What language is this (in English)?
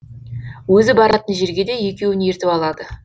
Kazakh